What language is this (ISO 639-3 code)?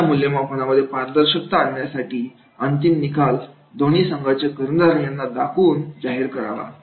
mar